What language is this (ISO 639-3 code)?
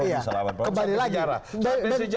ind